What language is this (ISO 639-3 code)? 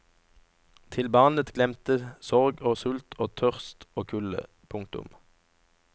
nor